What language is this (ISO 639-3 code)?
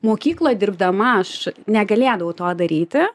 lit